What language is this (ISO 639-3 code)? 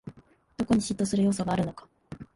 jpn